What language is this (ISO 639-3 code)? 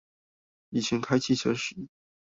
zho